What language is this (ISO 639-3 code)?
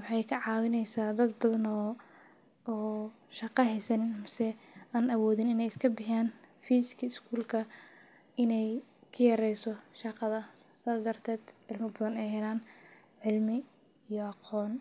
som